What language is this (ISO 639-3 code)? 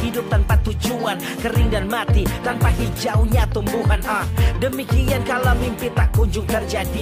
ind